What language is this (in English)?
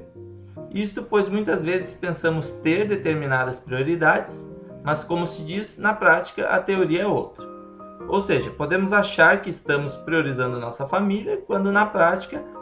Portuguese